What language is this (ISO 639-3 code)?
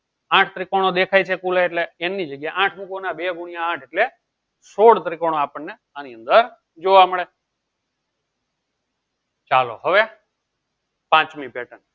guj